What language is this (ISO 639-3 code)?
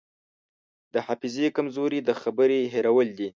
pus